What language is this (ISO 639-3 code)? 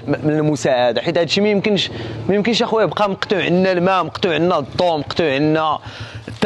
ara